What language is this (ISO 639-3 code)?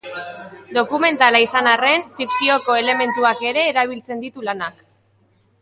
eus